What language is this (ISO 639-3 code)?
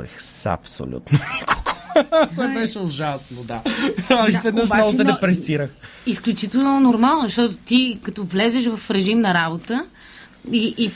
bul